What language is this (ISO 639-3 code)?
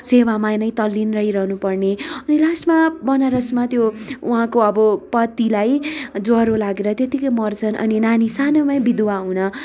nep